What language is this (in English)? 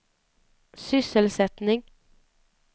Swedish